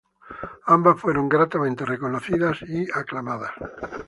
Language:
Spanish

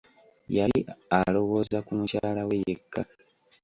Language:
Ganda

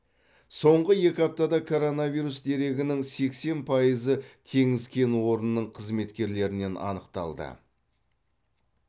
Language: Kazakh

